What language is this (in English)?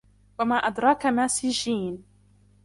Arabic